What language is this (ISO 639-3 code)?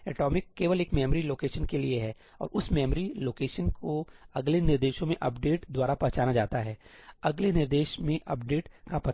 hin